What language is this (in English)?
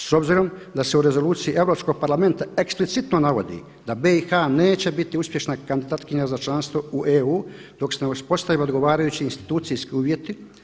Croatian